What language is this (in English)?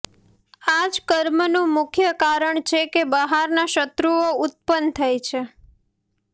Gujarati